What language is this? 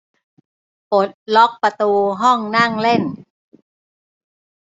Thai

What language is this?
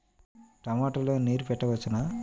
Telugu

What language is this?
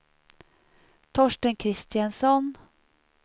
Swedish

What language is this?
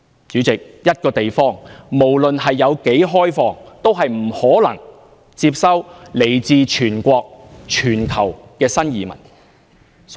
Cantonese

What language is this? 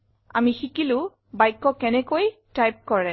Assamese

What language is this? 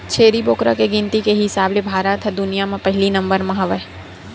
Chhattisgarhi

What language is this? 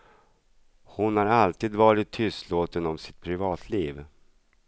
Swedish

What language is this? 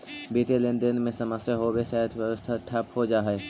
Magahi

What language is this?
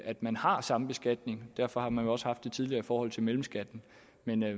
Danish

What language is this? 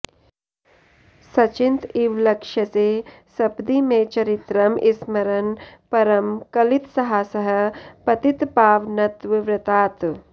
Sanskrit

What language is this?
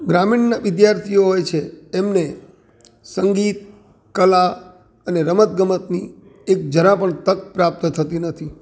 Gujarati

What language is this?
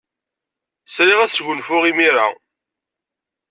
Kabyle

